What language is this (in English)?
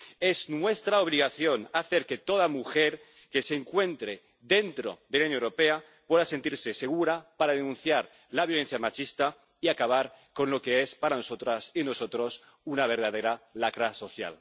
Spanish